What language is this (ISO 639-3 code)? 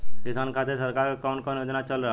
bho